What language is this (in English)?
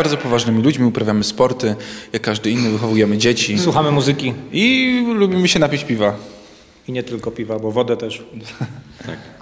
Polish